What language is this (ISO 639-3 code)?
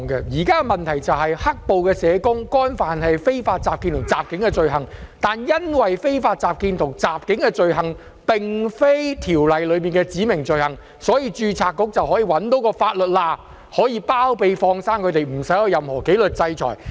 yue